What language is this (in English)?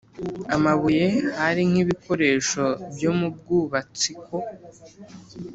Kinyarwanda